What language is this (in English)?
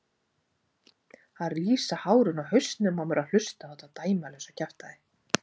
Icelandic